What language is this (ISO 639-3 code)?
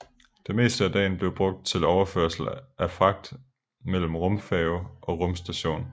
dan